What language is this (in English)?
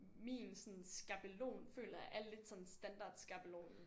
Danish